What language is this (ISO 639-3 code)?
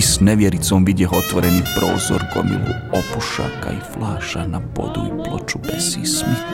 hrv